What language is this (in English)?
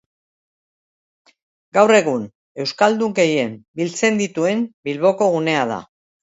Basque